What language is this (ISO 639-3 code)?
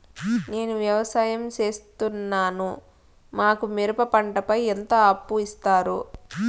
tel